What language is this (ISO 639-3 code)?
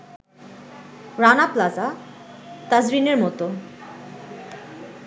ben